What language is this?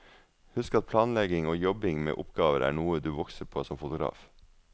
Norwegian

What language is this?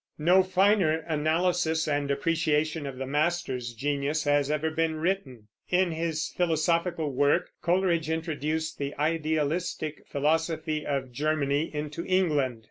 English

